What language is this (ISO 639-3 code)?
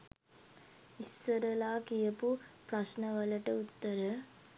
sin